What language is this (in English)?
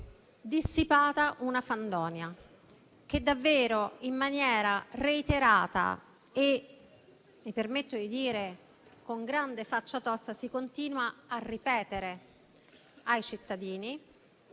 Italian